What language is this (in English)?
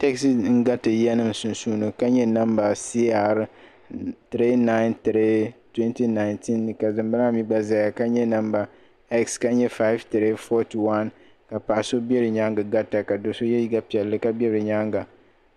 Dagbani